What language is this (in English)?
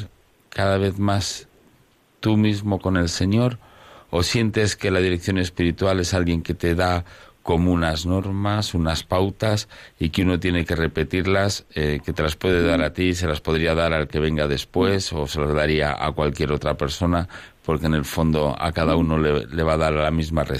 Spanish